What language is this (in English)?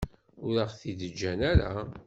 Kabyle